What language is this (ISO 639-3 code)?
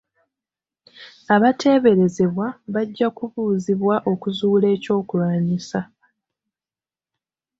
lug